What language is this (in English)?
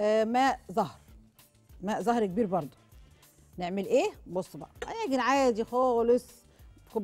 Arabic